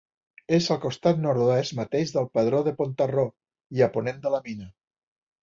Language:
Catalan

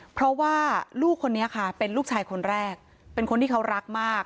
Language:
Thai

